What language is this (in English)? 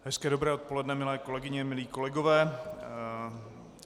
Czech